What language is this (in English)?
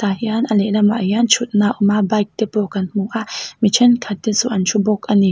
Mizo